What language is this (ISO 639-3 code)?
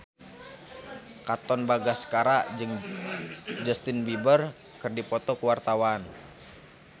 sun